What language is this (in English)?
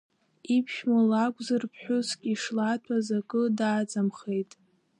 Abkhazian